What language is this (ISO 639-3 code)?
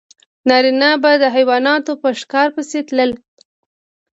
pus